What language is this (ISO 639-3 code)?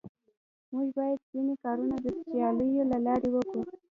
pus